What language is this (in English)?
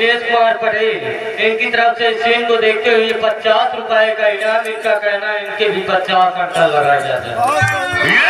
Hindi